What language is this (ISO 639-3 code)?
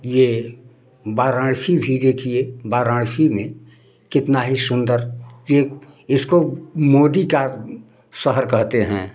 hin